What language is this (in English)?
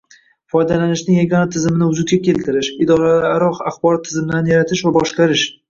Uzbek